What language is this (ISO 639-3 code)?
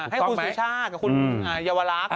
tha